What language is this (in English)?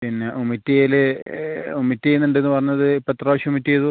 Malayalam